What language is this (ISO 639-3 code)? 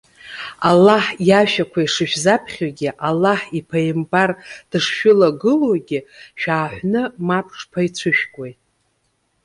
abk